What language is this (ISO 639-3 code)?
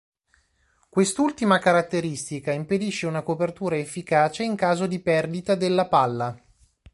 ita